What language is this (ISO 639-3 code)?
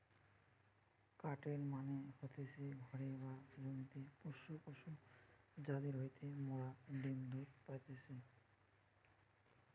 ben